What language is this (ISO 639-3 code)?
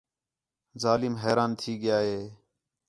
xhe